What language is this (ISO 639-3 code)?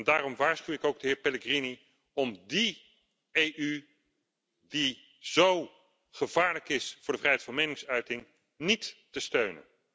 nld